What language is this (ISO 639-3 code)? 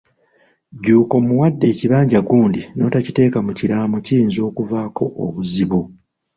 lug